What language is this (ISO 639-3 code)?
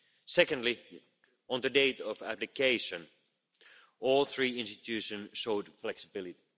eng